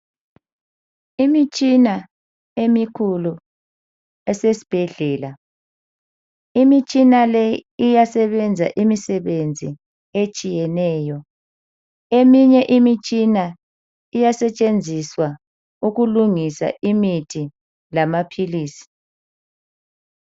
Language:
North Ndebele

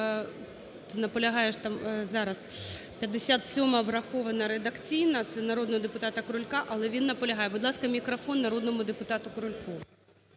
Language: Ukrainian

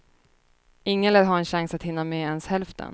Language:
Swedish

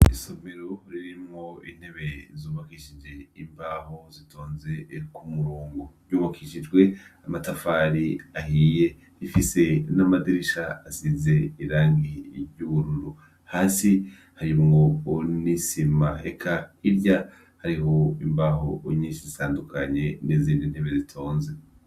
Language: Rundi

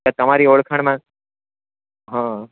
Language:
Gujarati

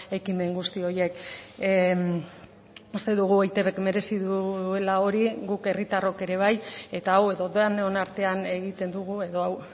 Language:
Basque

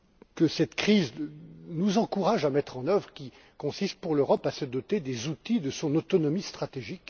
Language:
French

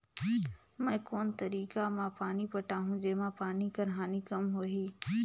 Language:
Chhattisgarhi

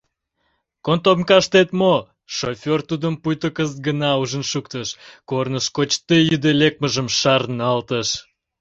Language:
Mari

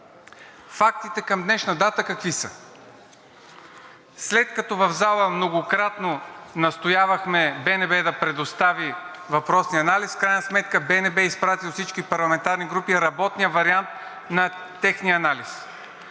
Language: Bulgarian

